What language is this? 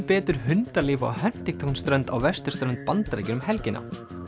Icelandic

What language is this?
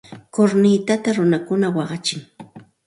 Santa Ana de Tusi Pasco Quechua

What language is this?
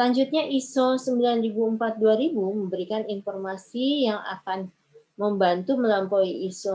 Indonesian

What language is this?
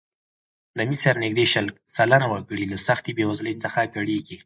Pashto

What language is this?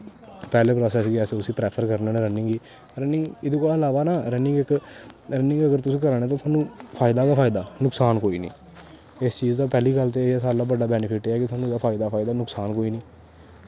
Dogri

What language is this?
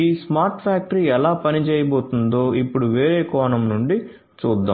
Telugu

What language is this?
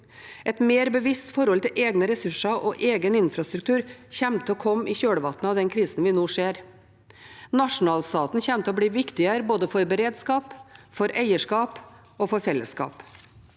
Norwegian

